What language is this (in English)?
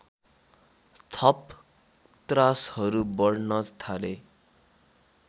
Nepali